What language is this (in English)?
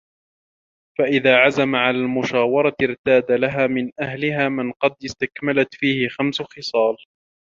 Arabic